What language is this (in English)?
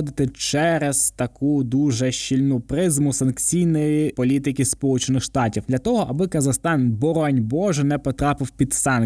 Ukrainian